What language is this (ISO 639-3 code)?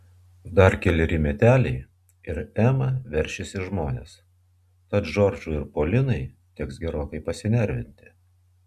lit